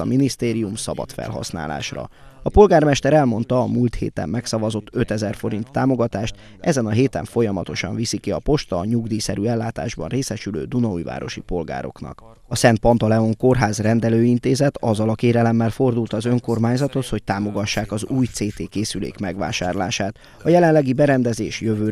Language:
Hungarian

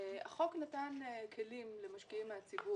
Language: Hebrew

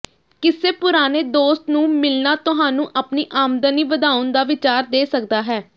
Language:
Punjabi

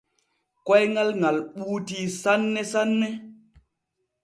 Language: Borgu Fulfulde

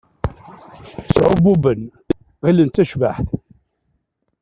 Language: Kabyle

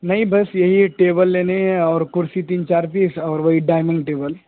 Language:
Urdu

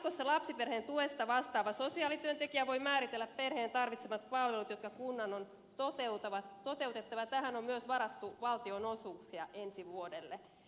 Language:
Finnish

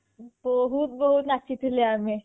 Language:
Odia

